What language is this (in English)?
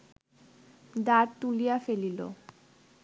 Bangla